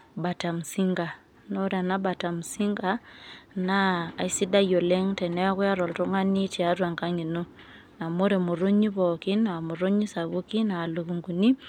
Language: Masai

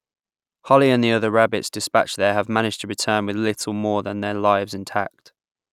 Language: English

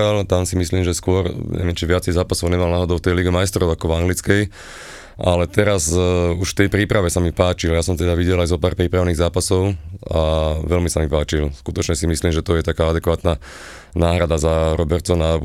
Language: Slovak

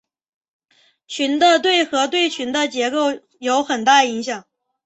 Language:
Chinese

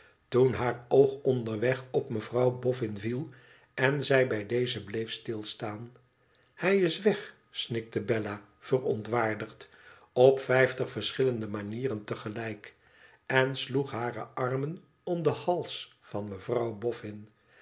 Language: Dutch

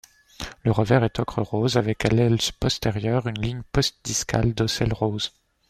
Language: French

